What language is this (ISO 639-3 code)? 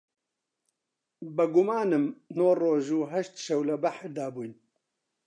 ckb